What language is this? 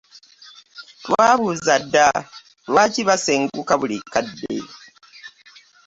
Ganda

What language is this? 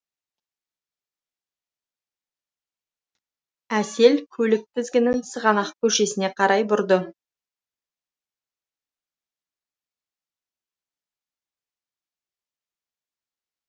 Kazakh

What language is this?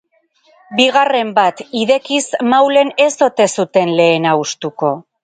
Basque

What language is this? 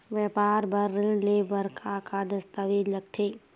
Chhattisgarhi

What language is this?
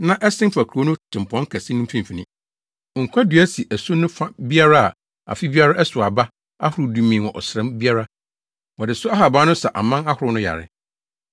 Akan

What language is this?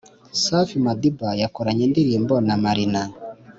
Kinyarwanda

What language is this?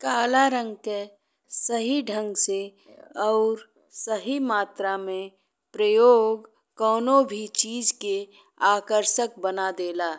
Bhojpuri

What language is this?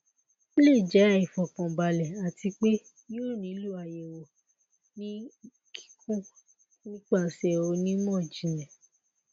Yoruba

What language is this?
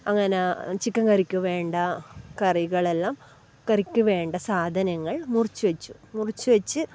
Malayalam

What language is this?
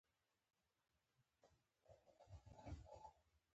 Pashto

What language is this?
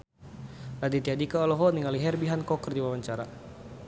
Sundanese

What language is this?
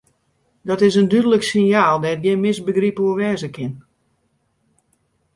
Western Frisian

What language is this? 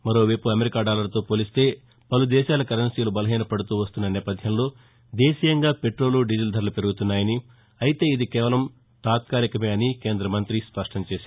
Telugu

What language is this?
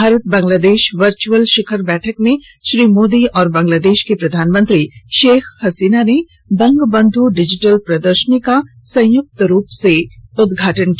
Hindi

